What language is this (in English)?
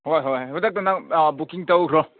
Manipuri